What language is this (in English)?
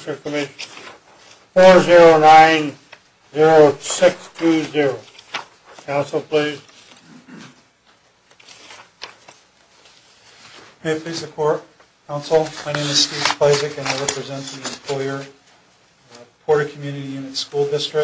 English